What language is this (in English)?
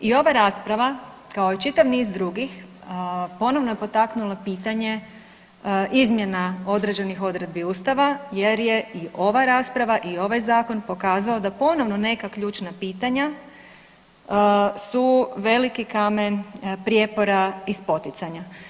Croatian